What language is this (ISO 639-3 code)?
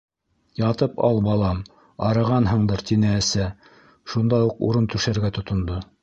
bak